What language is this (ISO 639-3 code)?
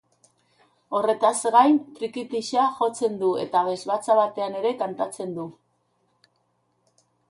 eus